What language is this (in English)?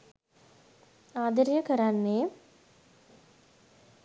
Sinhala